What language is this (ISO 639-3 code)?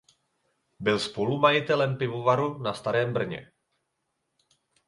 ces